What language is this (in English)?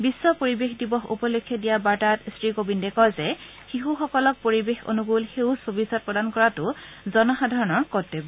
Assamese